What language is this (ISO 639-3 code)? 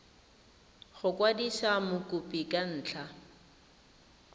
tsn